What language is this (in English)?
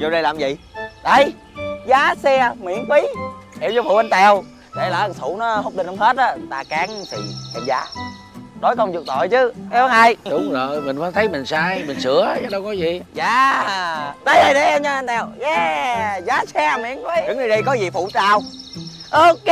Vietnamese